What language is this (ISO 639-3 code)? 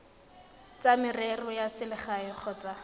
tsn